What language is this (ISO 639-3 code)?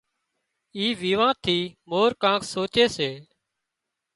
kxp